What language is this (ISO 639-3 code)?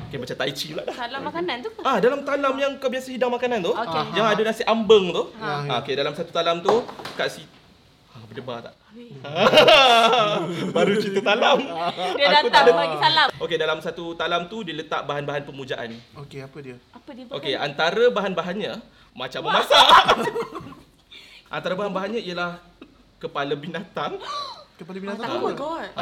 msa